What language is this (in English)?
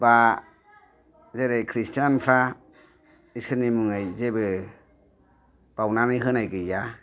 Bodo